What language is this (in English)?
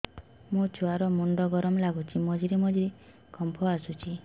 Odia